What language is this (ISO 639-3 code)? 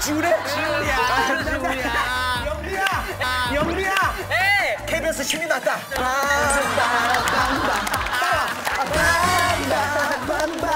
kor